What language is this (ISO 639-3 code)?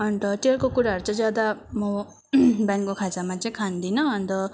nep